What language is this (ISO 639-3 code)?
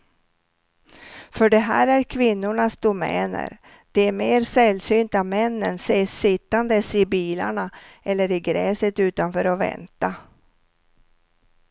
swe